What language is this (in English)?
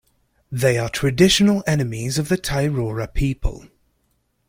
English